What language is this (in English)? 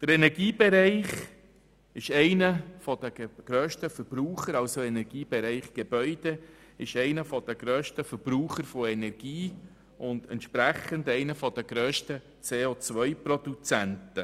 Swiss German